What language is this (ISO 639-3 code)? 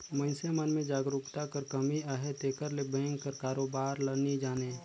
hne